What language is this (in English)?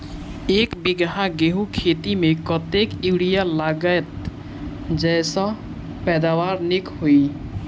Maithili